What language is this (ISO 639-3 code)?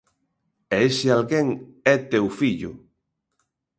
glg